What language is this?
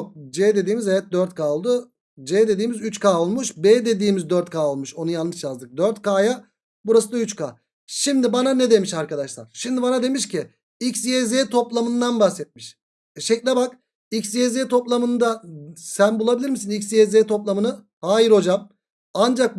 Turkish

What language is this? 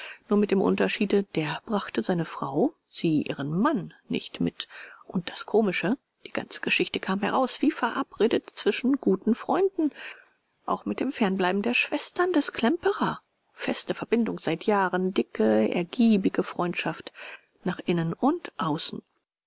German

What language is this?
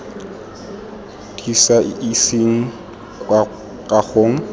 Tswana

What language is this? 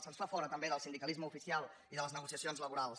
Catalan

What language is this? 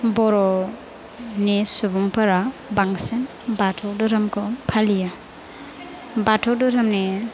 Bodo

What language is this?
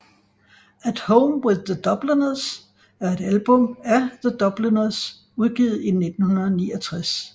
Danish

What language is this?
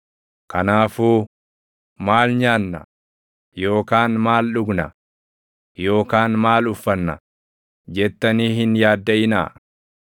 Oromo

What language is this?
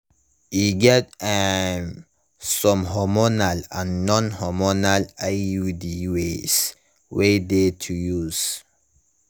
Nigerian Pidgin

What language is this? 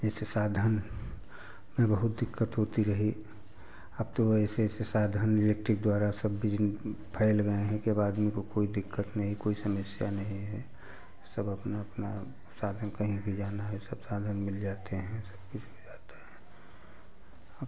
Hindi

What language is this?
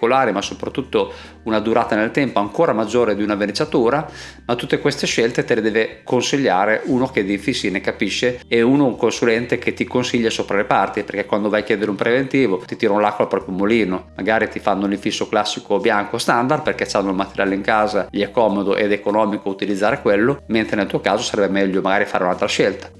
Italian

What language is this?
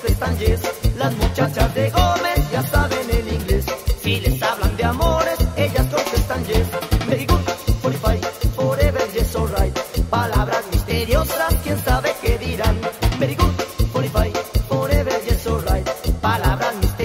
Hungarian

